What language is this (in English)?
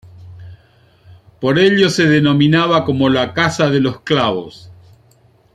Spanish